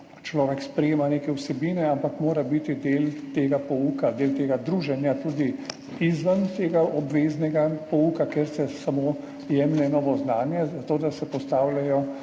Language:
Slovenian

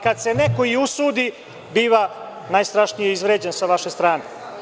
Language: Serbian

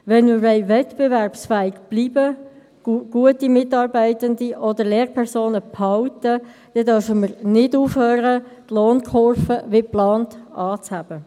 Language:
Swiss German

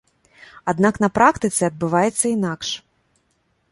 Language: Belarusian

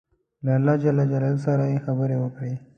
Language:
Pashto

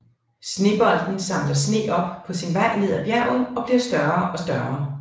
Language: Danish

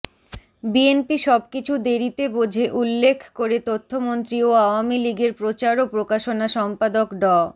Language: Bangla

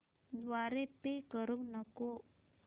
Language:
Marathi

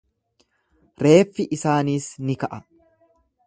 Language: Oromo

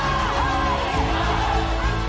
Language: Indonesian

